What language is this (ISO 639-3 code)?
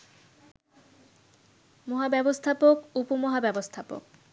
ben